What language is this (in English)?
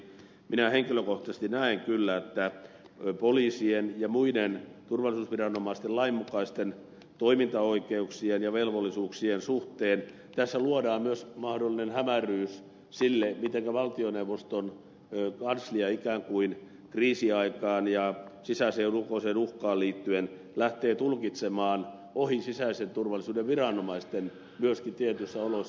Finnish